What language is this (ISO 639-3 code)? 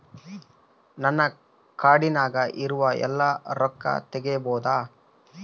kan